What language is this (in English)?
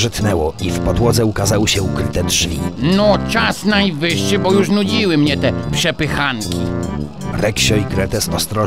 Polish